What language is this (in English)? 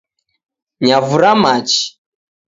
Taita